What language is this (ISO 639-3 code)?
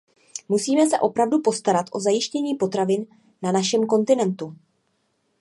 ces